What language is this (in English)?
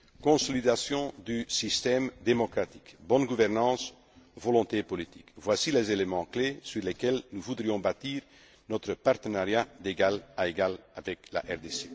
French